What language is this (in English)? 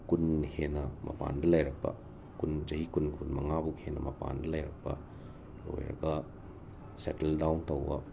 Manipuri